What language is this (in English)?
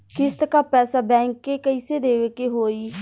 Bhojpuri